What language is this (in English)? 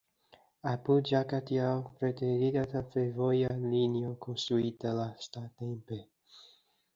Esperanto